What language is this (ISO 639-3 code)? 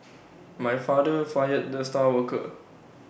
eng